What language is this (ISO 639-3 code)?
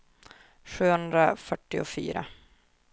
swe